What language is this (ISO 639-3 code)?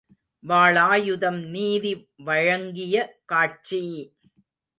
tam